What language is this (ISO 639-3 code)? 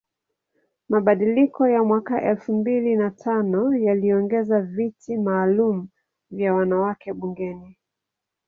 swa